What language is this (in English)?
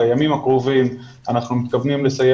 Hebrew